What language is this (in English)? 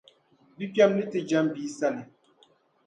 Dagbani